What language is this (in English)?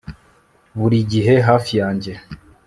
Kinyarwanda